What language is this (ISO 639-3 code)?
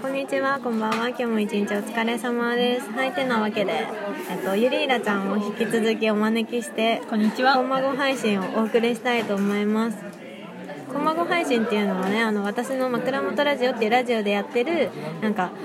jpn